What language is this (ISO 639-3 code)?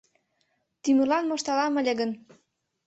chm